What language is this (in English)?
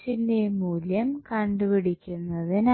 Malayalam